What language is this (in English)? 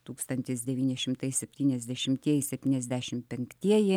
Lithuanian